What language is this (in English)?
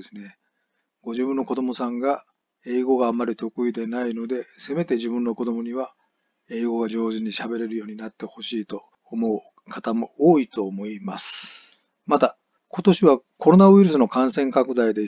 Japanese